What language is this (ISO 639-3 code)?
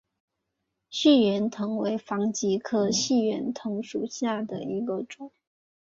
zho